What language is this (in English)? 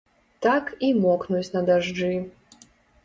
Belarusian